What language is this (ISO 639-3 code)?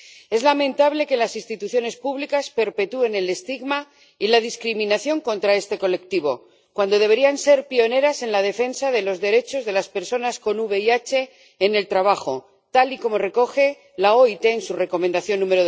spa